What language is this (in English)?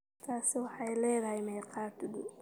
Somali